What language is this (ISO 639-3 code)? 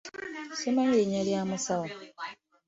lug